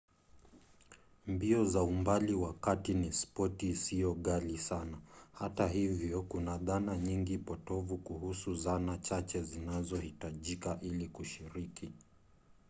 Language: Swahili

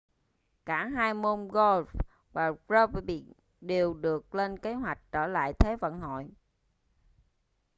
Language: Vietnamese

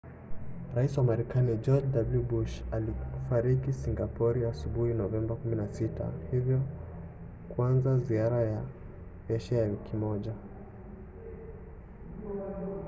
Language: Swahili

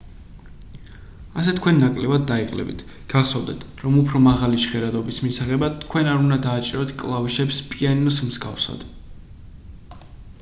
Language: Georgian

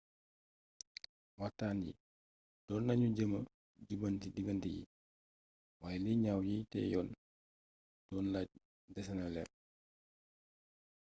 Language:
Wolof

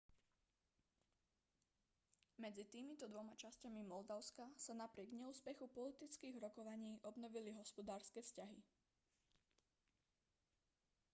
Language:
Slovak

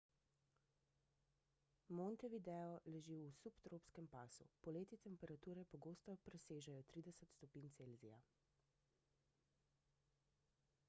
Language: Slovenian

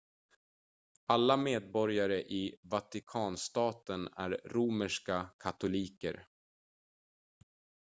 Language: Swedish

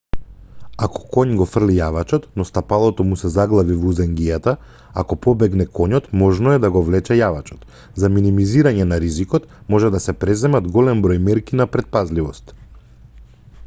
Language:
Macedonian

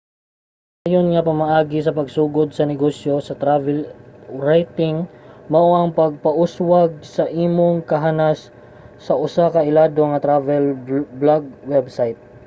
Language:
Cebuano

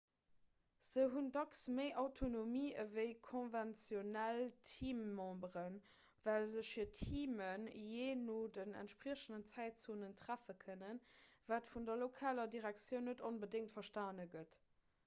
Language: Luxembourgish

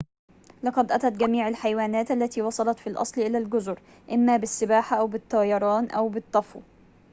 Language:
Arabic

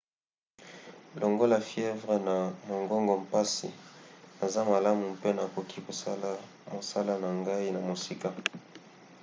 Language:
Lingala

